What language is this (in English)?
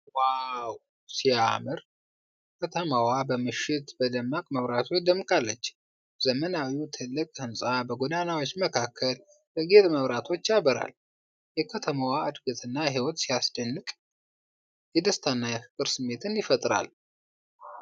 Amharic